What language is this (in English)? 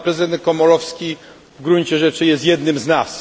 Polish